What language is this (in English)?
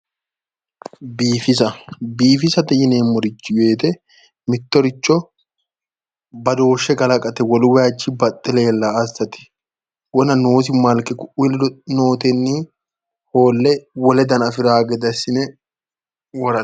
Sidamo